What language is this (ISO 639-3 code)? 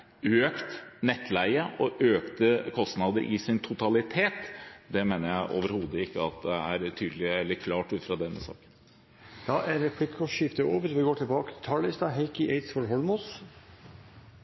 nor